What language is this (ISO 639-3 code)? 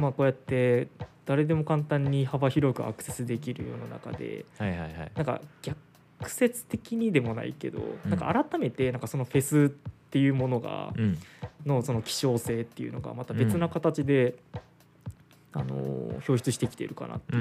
jpn